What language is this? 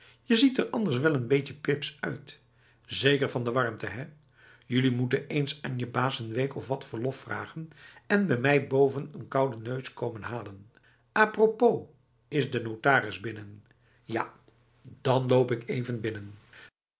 Dutch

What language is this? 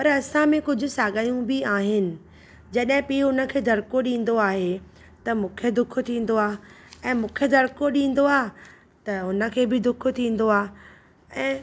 Sindhi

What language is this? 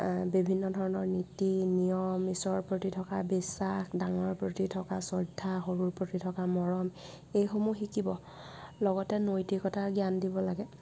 Assamese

